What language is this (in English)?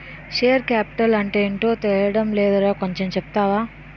Telugu